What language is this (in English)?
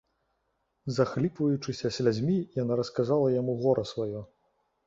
Belarusian